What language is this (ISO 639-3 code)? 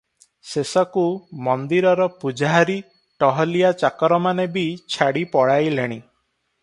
ori